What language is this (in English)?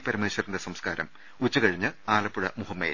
Malayalam